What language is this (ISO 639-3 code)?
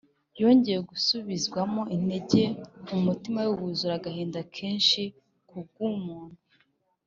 kin